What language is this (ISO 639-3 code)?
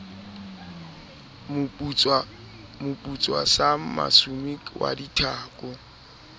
sot